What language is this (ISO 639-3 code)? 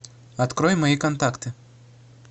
rus